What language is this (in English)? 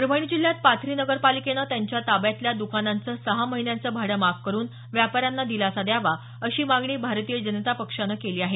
Marathi